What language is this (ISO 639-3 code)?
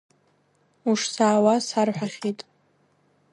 abk